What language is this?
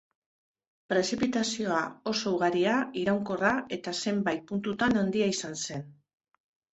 Basque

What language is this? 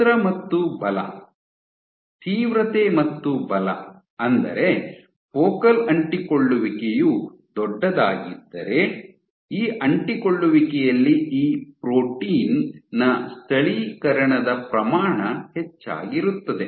Kannada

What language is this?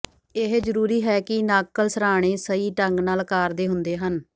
Punjabi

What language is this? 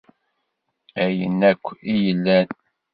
Kabyle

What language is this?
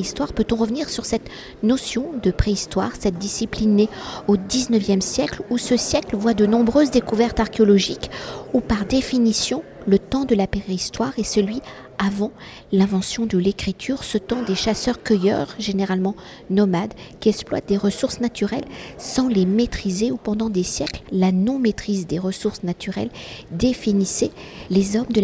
French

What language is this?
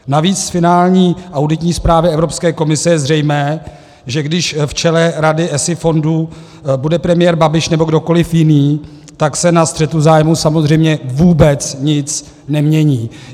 Czech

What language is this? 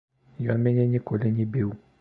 Belarusian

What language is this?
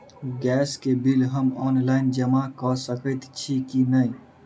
Maithili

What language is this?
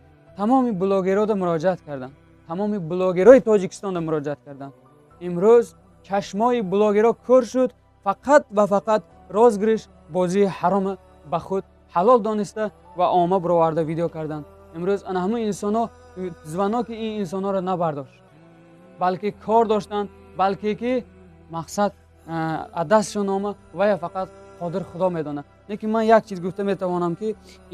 Turkish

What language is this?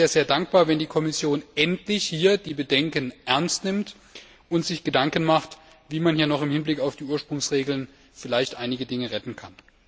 German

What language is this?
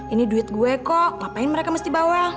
Indonesian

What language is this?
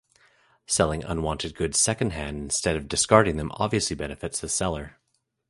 English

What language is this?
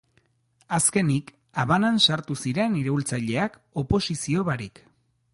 Basque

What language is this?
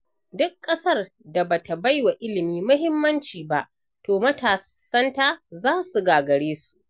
Hausa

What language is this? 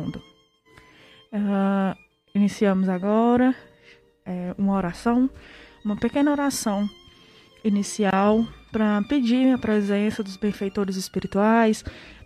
Portuguese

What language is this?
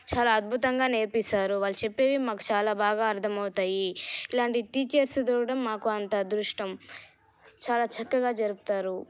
Telugu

